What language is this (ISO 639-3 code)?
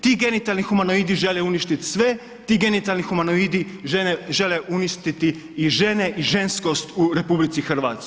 hrv